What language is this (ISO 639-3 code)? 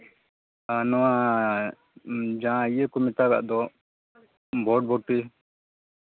sat